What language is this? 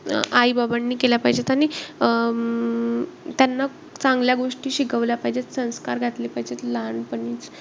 Marathi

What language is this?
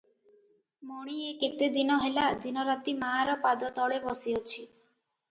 Odia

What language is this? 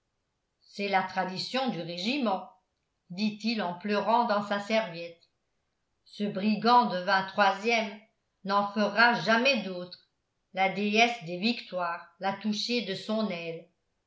French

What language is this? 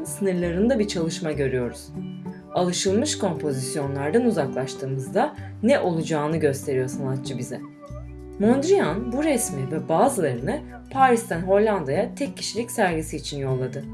Turkish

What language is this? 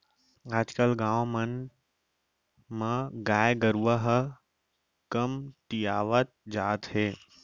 Chhattisgarhi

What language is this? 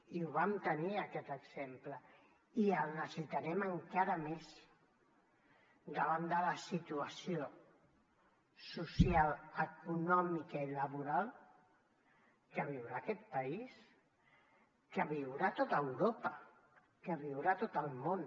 Catalan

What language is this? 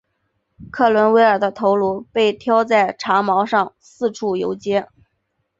Chinese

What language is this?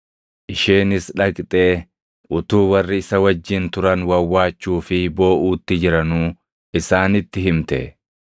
Oromo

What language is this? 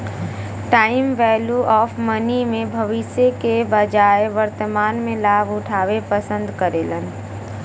Bhojpuri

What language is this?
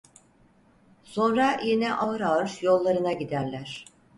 Turkish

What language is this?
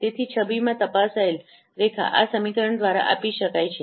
Gujarati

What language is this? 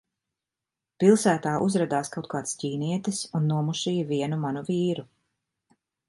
Latvian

